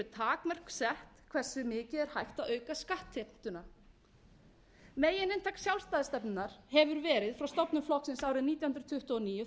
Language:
Icelandic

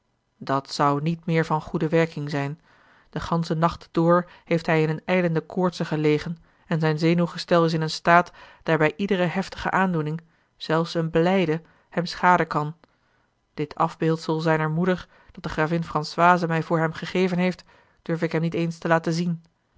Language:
Dutch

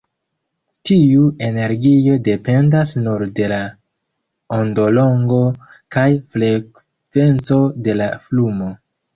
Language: Esperanto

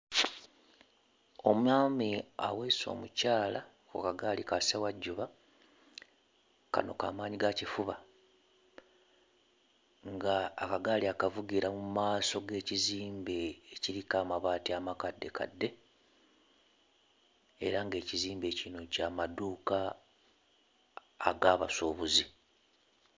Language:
Ganda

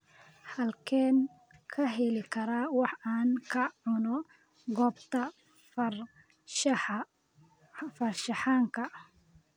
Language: Somali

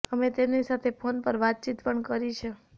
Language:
Gujarati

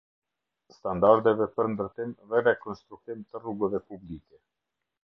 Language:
Albanian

